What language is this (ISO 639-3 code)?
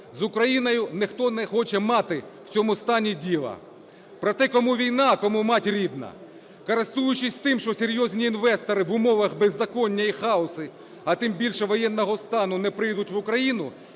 ukr